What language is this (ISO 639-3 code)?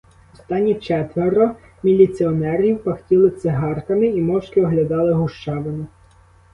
ukr